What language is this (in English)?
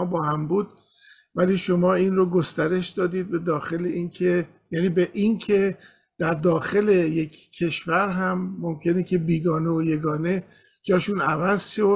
Persian